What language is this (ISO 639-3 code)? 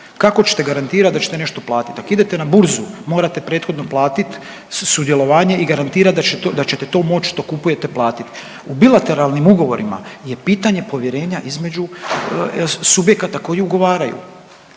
hrv